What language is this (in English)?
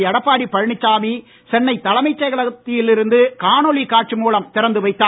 Tamil